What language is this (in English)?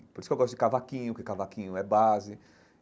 Portuguese